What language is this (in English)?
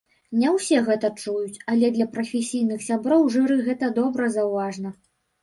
Belarusian